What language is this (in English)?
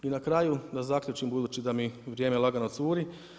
Croatian